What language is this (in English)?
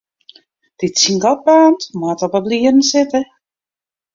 Western Frisian